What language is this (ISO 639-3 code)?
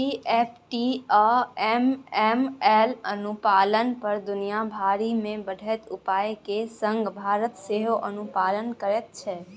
mai